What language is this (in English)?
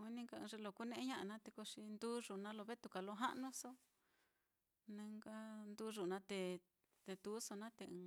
Mitlatongo Mixtec